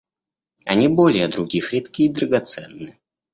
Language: Russian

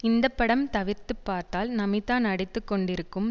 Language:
Tamil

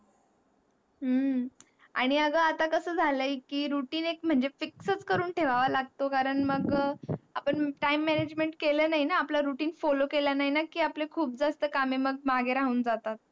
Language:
Marathi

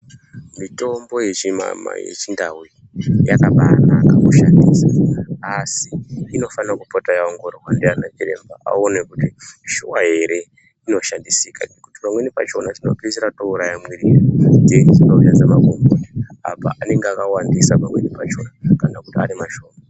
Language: Ndau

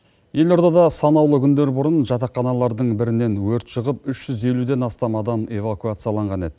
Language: Kazakh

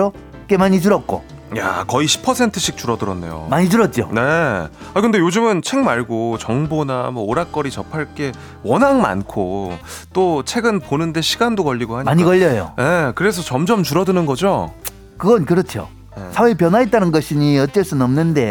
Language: Korean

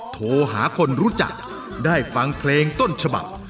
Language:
Thai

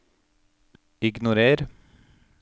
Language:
Norwegian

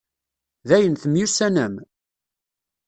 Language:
Kabyle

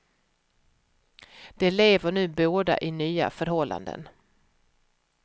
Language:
Swedish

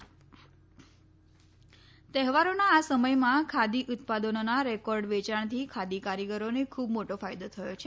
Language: Gujarati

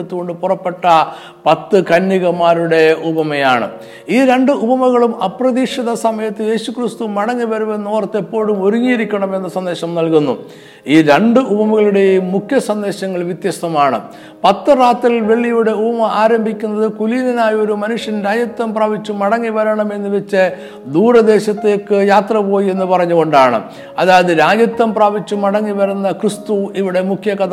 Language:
Malayalam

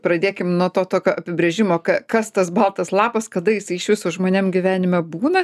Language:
Lithuanian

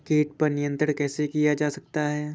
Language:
Hindi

